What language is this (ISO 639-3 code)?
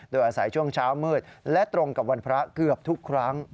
tha